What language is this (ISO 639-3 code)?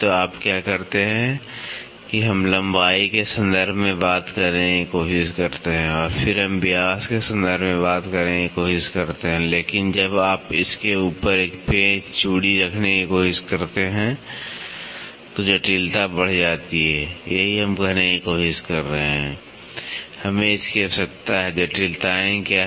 hin